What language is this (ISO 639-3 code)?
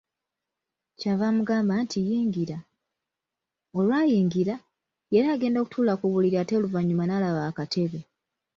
lug